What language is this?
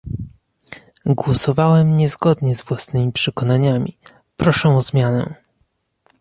Polish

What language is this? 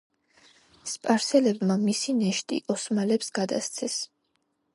Georgian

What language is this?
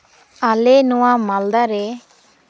Santali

